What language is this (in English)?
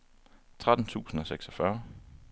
Danish